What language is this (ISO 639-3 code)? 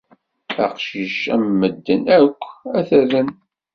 kab